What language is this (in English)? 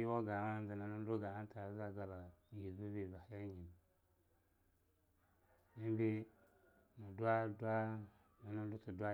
Longuda